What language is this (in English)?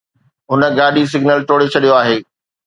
Sindhi